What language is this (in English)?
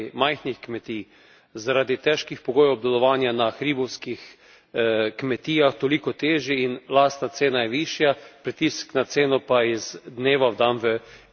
Slovenian